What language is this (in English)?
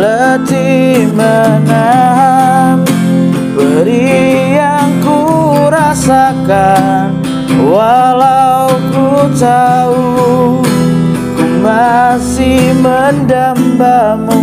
Indonesian